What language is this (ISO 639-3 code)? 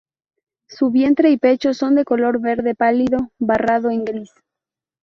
spa